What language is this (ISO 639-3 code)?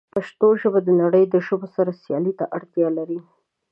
pus